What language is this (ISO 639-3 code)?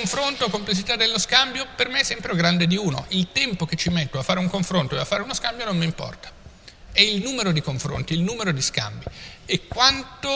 ita